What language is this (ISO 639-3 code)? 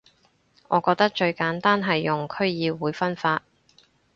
yue